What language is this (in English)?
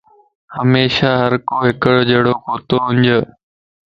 Lasi